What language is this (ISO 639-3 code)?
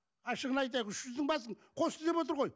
kaz